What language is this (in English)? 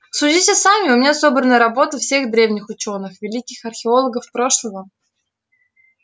Russian